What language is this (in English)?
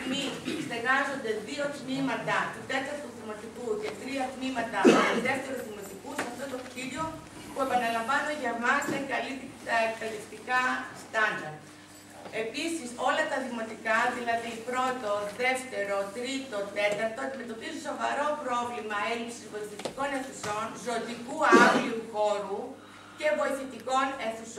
Greek